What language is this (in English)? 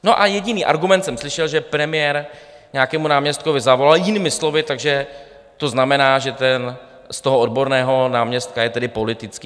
Czech